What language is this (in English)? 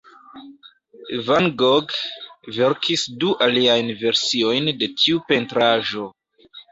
Esperanto